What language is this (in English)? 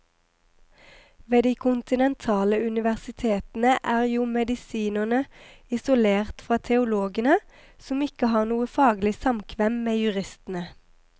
Norwegian